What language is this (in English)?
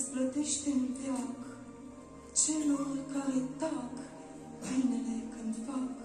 Romanian